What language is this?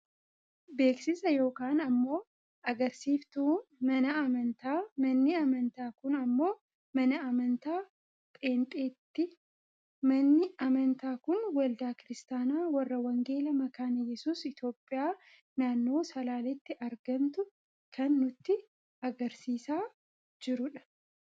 Oromo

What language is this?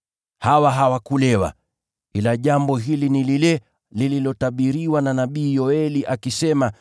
Swahili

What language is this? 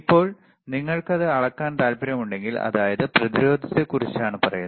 Malayalam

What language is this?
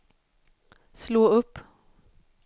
Swedish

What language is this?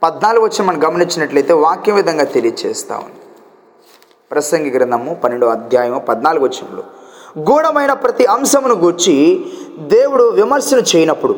Telugu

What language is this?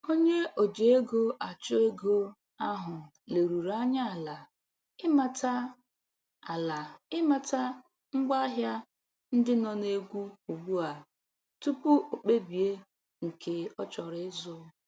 Igbo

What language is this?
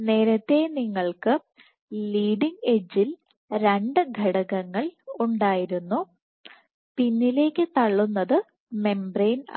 Malayalam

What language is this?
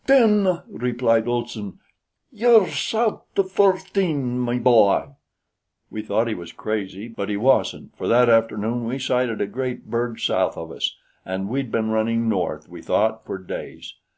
English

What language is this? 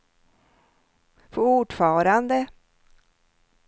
Swedish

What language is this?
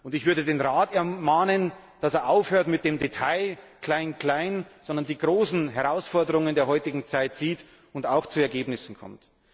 German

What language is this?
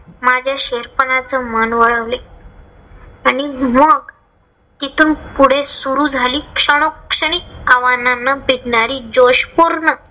Marathi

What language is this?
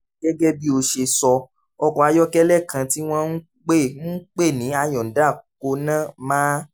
Yoruba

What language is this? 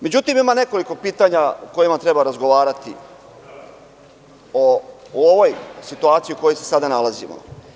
Serbian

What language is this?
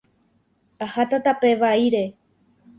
Guarani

